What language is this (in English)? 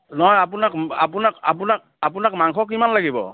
Assamese